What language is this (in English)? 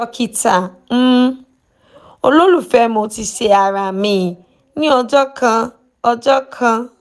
Yoruba